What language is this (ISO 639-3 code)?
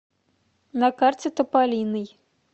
rus